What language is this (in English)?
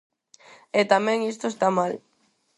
Galician